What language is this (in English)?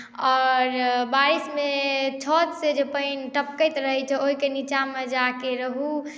Maithili